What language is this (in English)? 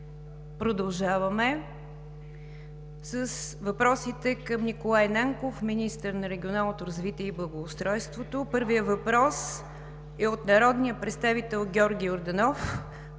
Bulgarian